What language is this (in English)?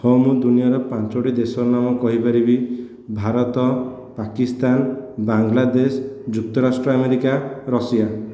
Odia